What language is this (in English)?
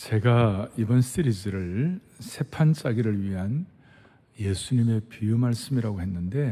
Korean